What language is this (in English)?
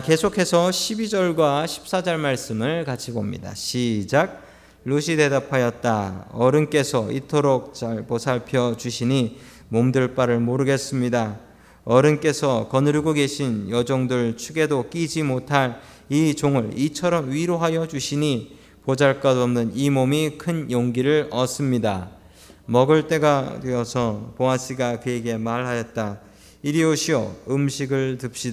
Korean